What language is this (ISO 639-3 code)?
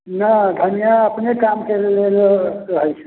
mai